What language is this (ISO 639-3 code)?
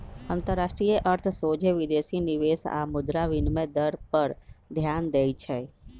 mag